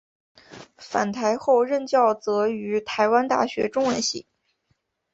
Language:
Chinese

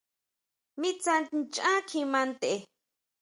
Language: Huautla Mazatec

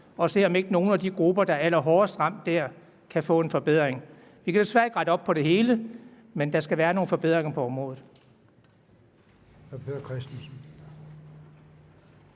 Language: Danish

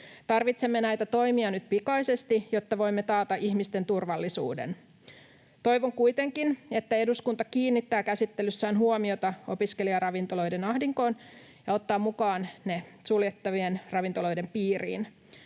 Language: Finnish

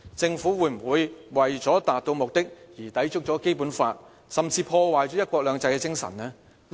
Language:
Cantonese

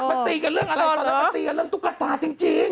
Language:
Thai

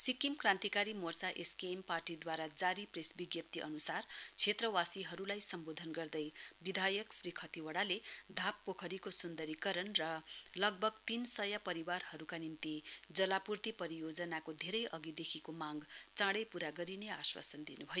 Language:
Nepali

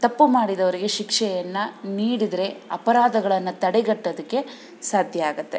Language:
Kannada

